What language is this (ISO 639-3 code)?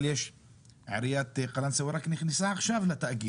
heb